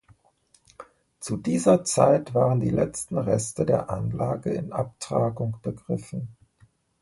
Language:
German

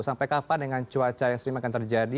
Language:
Indonesian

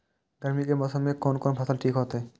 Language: Maithili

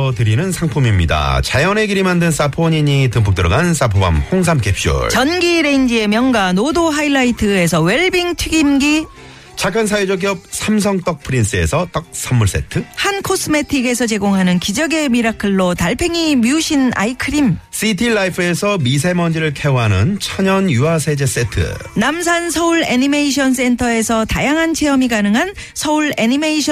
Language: Korean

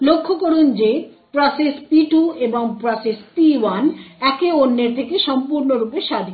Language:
Bangla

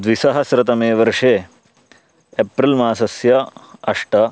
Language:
Sanskrit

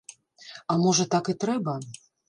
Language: Belarusian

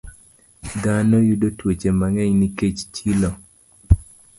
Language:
Luo (Kenya and Tanzania)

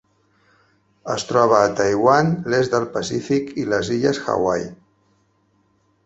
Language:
Catalan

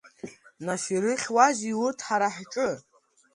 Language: Abkhazian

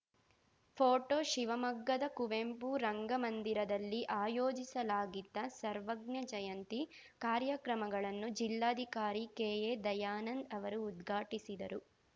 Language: Kannada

